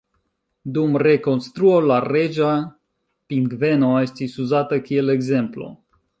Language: Esperanto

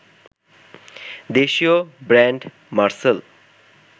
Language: Bangla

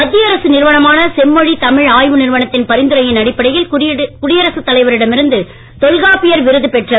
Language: Tamil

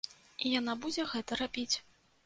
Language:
Belarusian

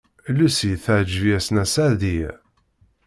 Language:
Kabyle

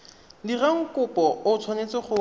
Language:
Tswana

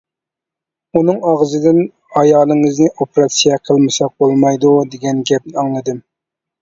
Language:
Uyghur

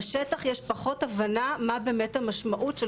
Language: Hebrew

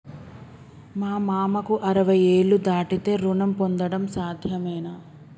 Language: Telugu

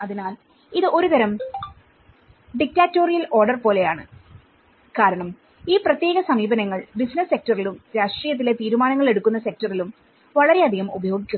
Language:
Malayalam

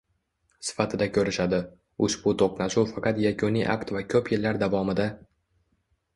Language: Uzbek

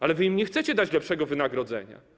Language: Polish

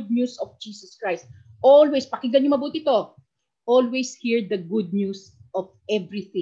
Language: Filipino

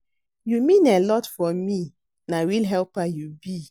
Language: Nigerian Pidgin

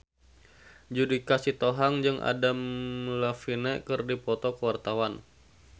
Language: Sundanese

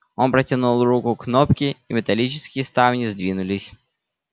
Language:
Russian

